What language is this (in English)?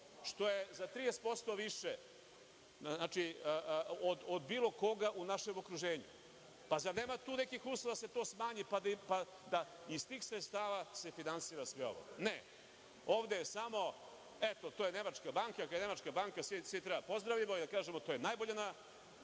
Serbian